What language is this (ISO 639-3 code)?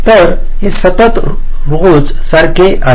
mar